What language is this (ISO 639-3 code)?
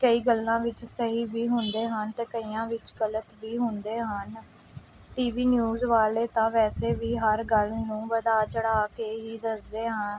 pan